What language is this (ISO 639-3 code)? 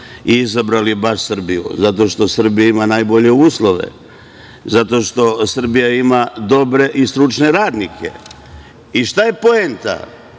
srp